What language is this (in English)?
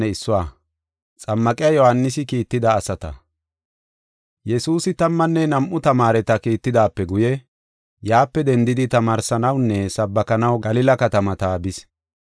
Gofa